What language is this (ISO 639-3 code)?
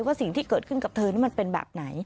tha